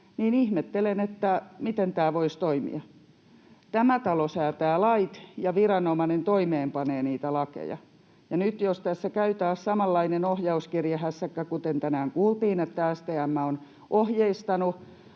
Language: Finnish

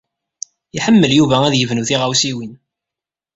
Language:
Kabyle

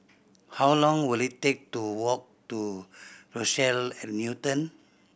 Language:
English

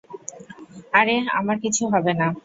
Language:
Bangla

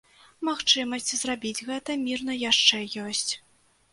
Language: Belarusian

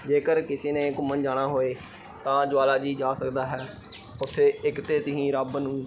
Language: Punjabi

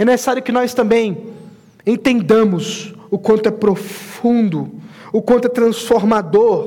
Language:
Portuguese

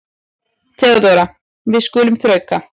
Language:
Icelandic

